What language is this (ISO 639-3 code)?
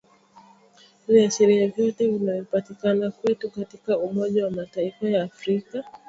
swa